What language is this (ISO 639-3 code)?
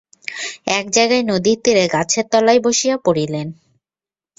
ben